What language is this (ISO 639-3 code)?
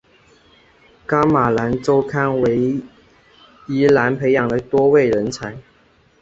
zho